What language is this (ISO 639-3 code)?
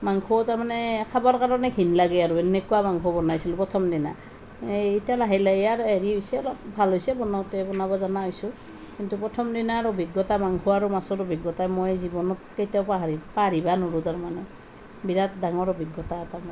asm